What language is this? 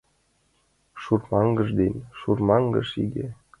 Mari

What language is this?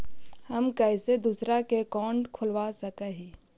Magahi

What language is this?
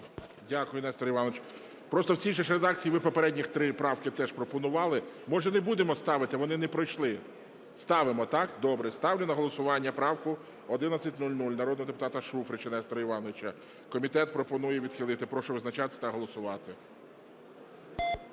Ukrainian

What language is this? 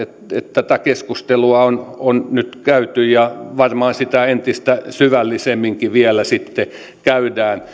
Finnish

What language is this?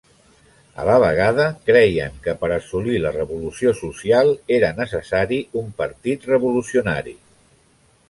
Catalan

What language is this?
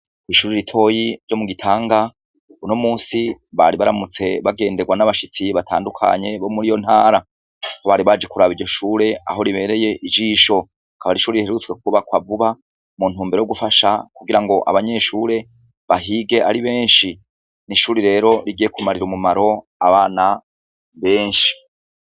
Rundi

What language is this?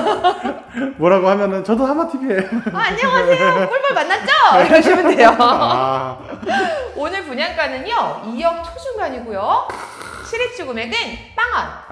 Korean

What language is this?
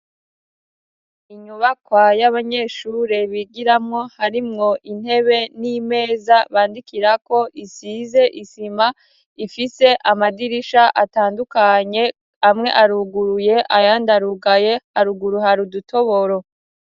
Rundi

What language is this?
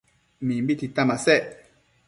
Matsés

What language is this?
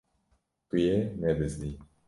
Kurdish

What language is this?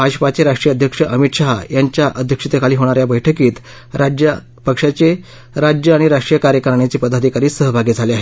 Marathi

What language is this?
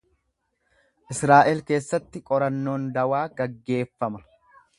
Oromo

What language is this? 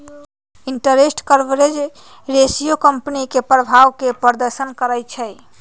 Magahi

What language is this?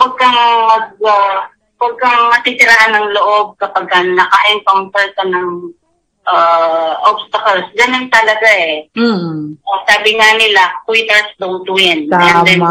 Filipino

